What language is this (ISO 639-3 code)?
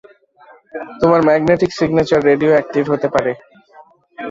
ben